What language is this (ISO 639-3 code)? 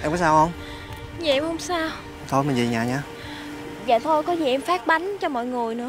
vie